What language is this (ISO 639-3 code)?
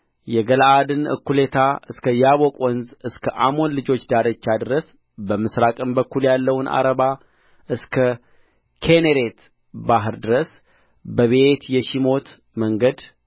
amh